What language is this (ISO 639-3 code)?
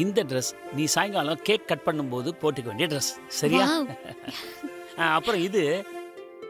hin